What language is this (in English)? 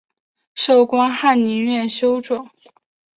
Chinese